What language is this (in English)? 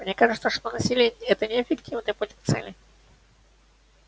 Russian